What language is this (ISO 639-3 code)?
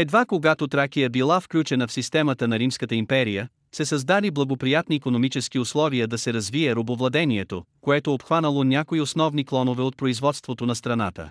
bul